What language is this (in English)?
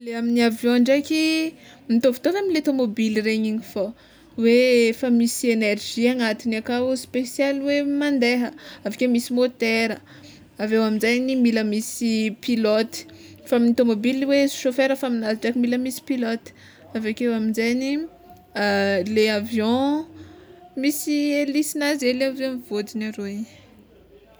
Tsimihety Malagasy